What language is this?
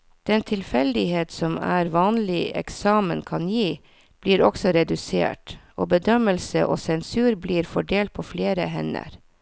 Norwegian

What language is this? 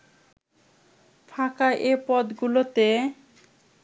Bangla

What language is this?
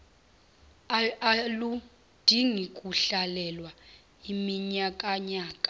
Zulu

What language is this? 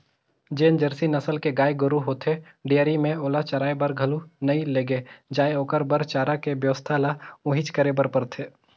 Chhattisgarhi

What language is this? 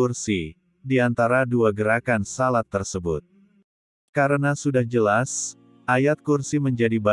Indonesian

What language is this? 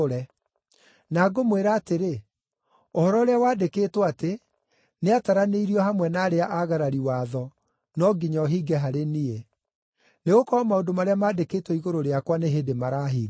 Kikuyu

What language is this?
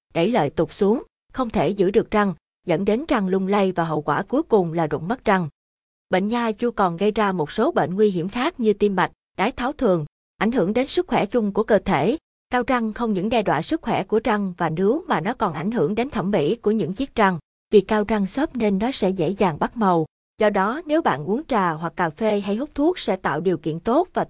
Vietnamese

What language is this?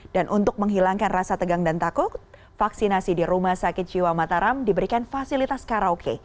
Indonesian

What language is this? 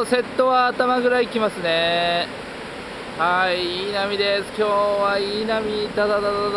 Japanese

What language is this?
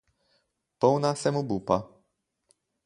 Slovenian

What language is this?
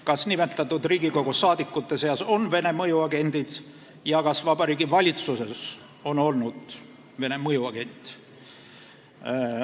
Estonian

